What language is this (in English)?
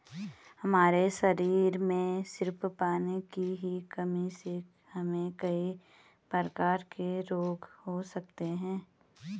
Hindi